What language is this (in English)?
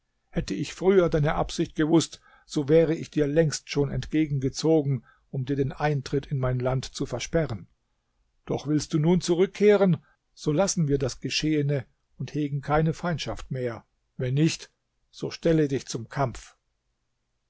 German